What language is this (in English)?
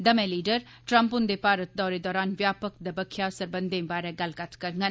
Dogri